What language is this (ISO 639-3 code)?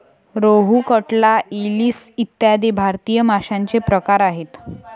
mar